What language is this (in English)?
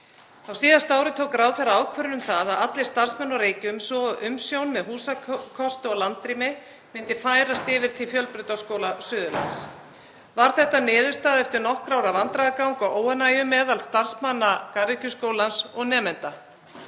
Icelandic